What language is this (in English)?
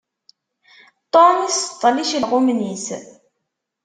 Kabyle